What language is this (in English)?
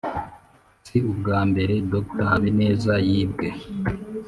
Kinyarwanda